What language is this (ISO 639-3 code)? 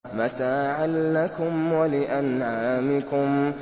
ara